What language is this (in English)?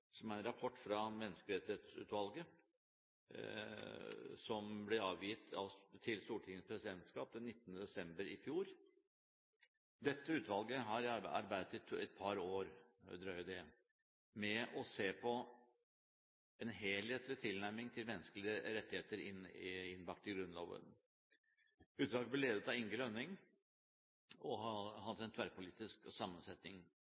Norwegian Bokmål